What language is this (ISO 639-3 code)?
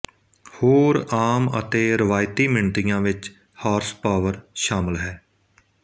pan